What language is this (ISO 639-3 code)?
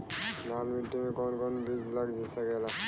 bho